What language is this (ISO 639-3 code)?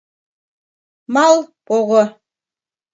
chm